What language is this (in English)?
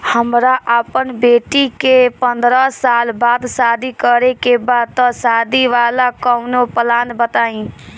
Bhojpuri